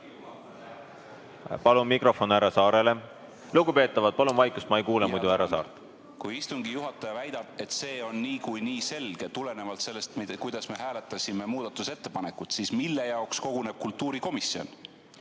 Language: Estonian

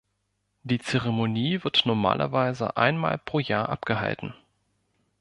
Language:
German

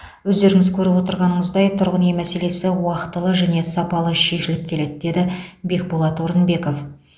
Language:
Kazakh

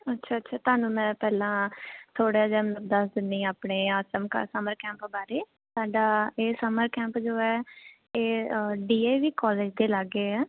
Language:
Punjabi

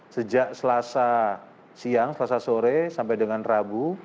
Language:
Indonesian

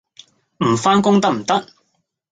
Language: Cantonese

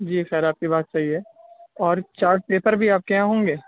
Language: Urdu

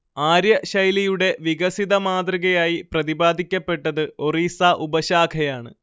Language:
Malayalam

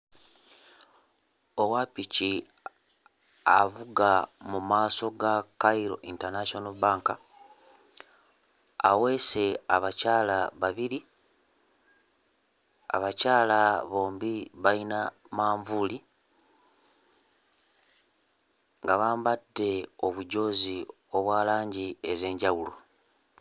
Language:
Ganda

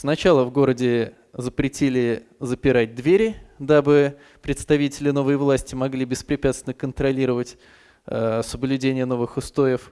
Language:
Russian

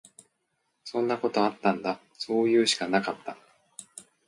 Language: Japanese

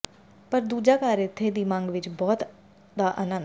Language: Punjabi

